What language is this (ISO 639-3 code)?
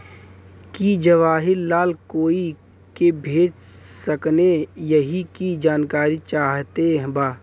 bho